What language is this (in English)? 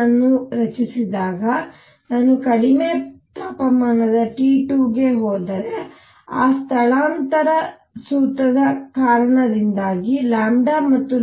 Kannada